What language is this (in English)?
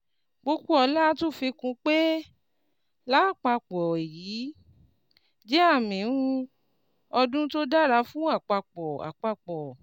Yoruba